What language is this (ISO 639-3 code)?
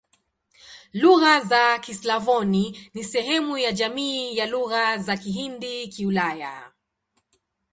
swa